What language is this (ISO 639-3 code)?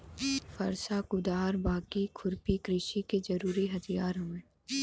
bho